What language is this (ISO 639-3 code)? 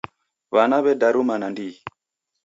dav